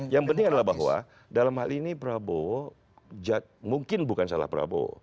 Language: Indonesian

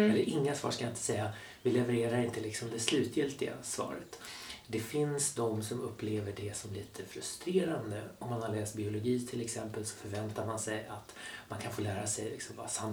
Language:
Swedish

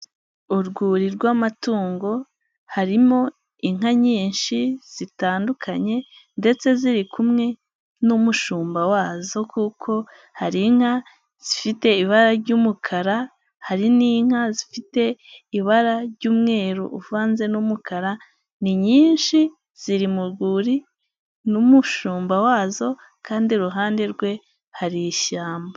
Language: Kinyarwanda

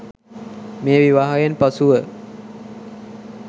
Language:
Sinhala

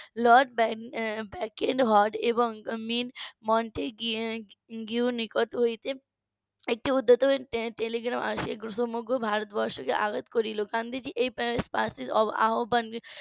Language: Bangla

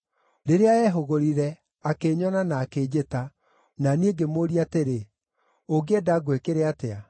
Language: Kikuyu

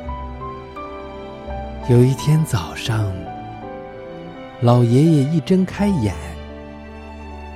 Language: Chinese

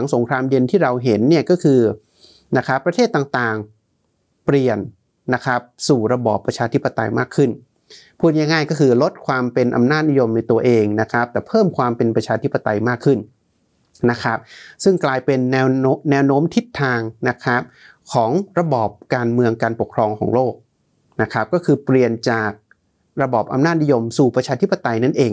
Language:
Thai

